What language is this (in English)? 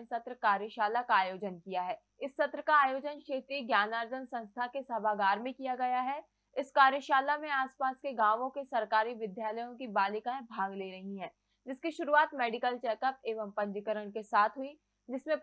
Hindi